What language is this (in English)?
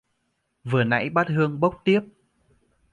Vietnamese